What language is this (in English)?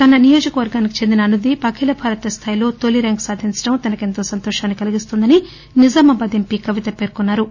Telugu